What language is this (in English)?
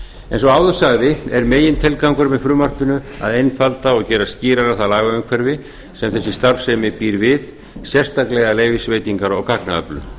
Icelandic